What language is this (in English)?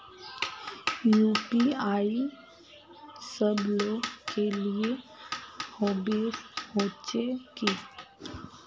Magahi